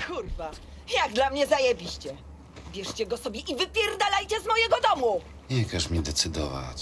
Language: Polish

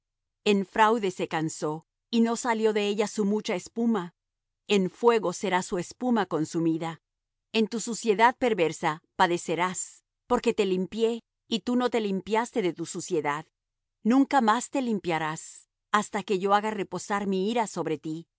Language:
Spanish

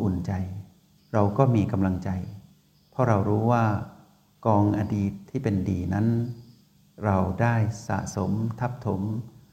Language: Thai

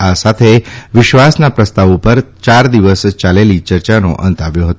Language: Gujarati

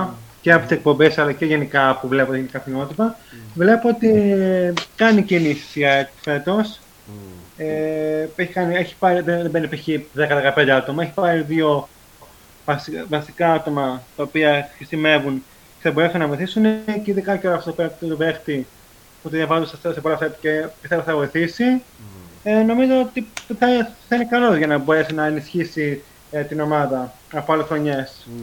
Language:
Greek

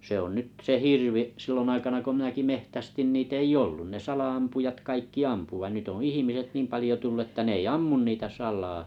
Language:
Finnish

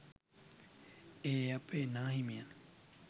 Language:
Sinhala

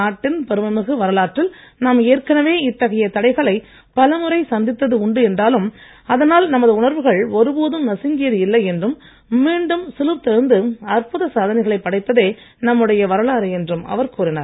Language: Tamil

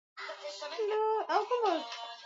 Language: Swahili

